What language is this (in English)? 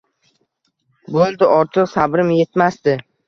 Uzbek